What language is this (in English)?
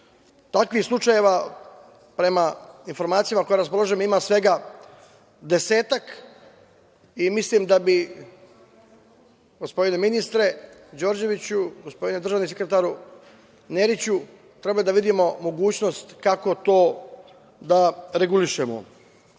Serbian